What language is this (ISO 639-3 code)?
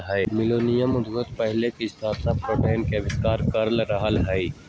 mag